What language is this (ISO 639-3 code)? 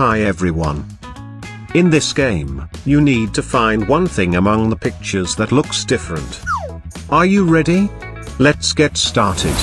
eng